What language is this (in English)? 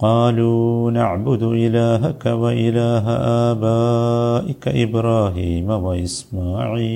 Malayalam